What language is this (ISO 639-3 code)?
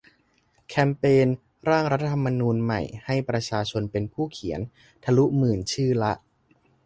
tha